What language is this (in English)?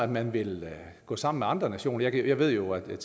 Danish